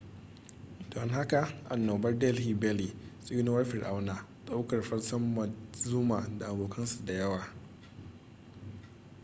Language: Hausa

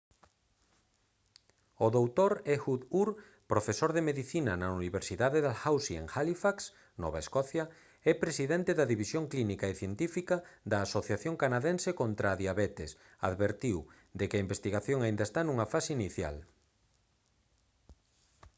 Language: Galician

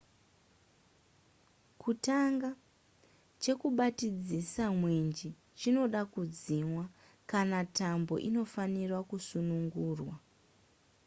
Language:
Shona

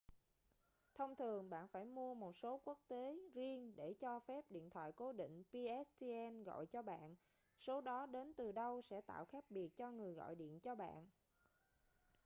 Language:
Vietnamese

